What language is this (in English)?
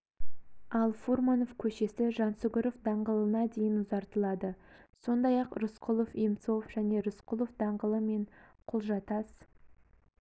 Kazakh